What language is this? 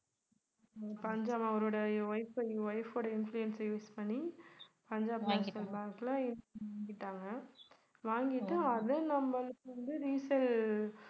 Tamil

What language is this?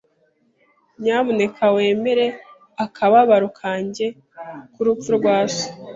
Kinyarwanda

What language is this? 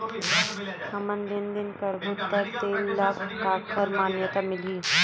Chhattisgarhi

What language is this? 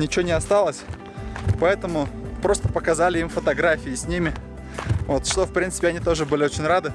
Russian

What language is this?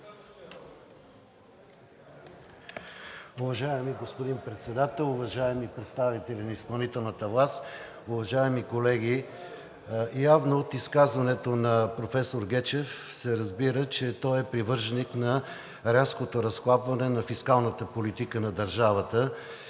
Bulgarian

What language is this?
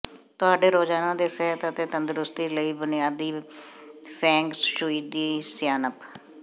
Punjabi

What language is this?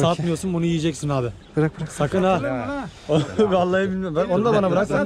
Turkish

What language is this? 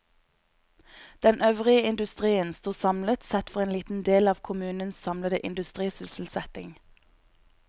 Norwegian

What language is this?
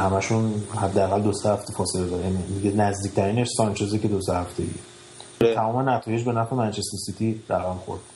Persian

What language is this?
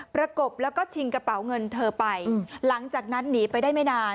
Thai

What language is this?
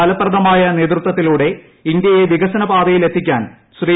Malayalam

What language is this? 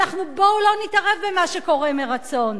Hebrew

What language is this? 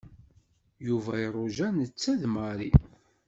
Kabyle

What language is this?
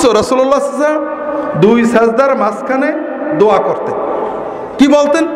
Bangla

